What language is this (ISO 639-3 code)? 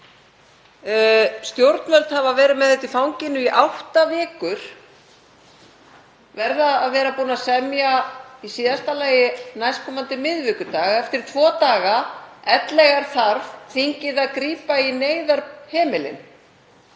isl